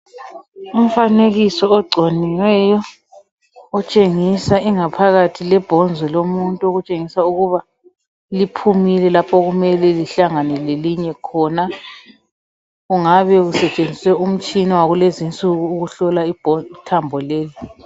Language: North Ndebele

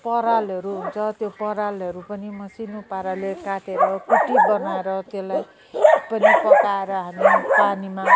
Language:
Nepali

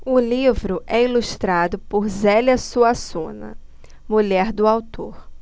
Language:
Portuguese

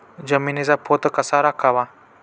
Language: Marathi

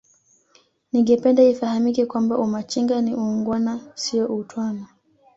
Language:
Swahili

